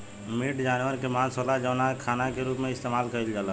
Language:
Bhojpuri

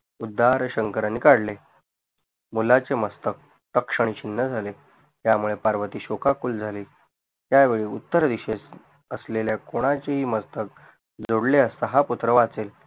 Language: Marathi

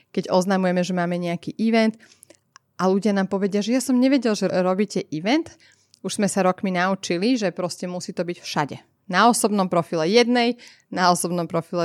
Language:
Slovak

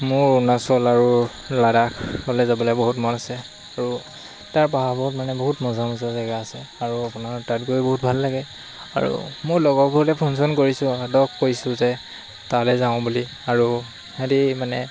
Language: Assamese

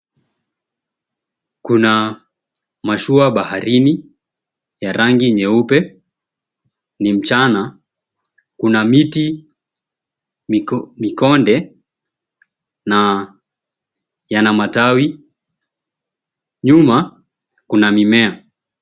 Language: Swahili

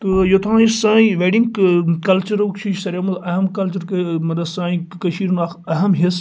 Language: Kashmiri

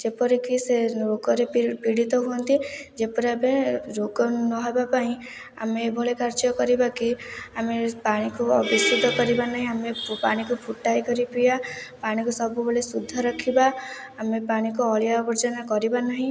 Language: Odia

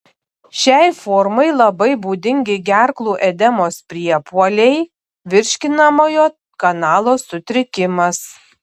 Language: Lithuanian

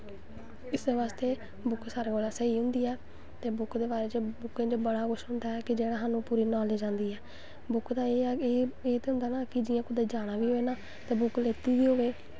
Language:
Dogri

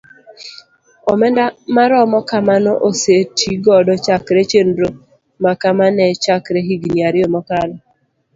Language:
Luo (Kenya and Tanzania)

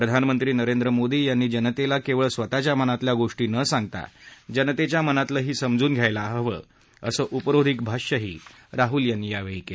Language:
Marathi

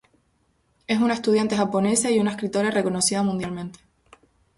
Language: Spanish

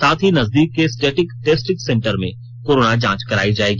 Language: Hindi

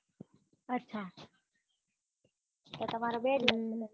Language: Gujarati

